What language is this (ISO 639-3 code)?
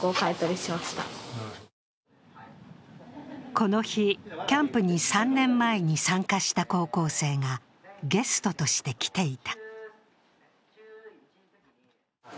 jpn